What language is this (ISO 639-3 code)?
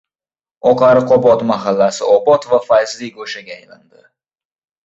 uzb